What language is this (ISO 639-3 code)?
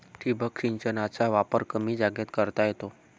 mar